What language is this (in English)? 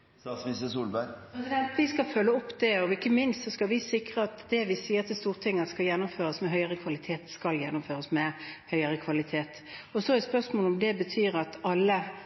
Norwegian Bokmål